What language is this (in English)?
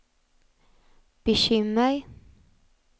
Swedish